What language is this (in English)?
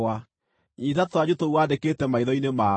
Kikuyu